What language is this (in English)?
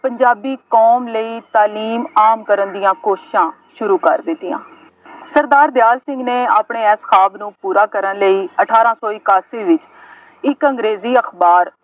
Punjabi